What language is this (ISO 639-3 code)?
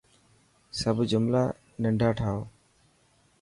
mki